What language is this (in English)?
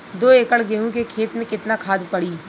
Bhojpuri